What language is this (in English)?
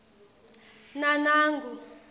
Swati